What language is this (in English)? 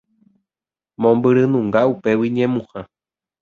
Guarani